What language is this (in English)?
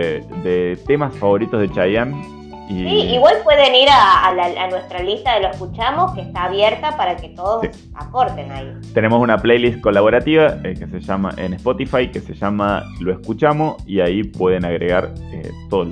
Spanish